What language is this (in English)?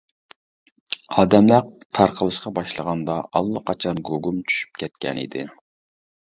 Uyghur